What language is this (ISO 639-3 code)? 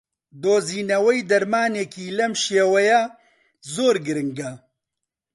ckb